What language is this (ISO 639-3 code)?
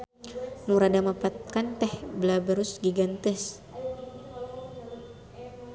sun